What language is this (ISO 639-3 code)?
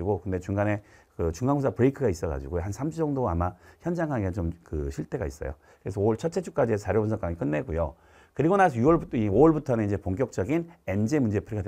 kor